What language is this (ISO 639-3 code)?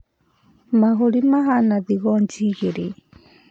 kik